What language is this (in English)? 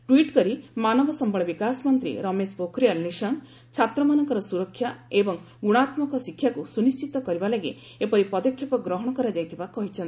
Odia